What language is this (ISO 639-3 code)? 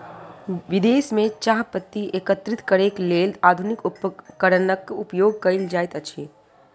mai